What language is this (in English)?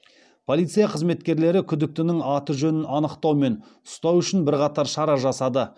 Kazakh